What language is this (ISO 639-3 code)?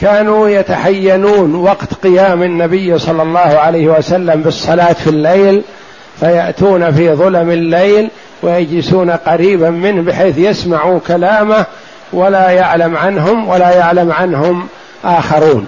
ara